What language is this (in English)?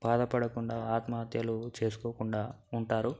Telugu